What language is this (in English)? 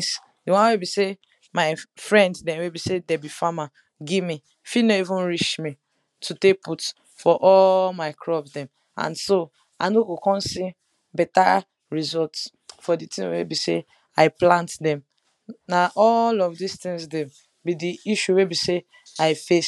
Nigerian Pidgin